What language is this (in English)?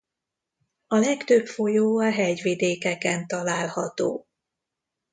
Hungarian